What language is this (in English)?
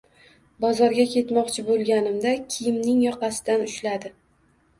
Uzbek